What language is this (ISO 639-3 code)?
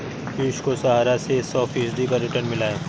hin